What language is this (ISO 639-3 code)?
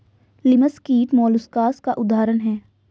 hin